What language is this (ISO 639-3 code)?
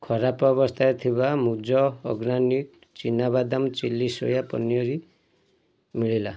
ori